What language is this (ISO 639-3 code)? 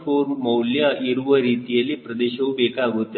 kan